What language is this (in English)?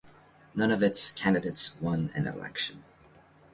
English